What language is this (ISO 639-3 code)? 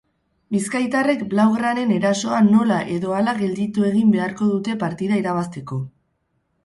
eus